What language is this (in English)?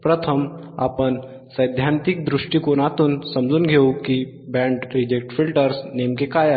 Marathi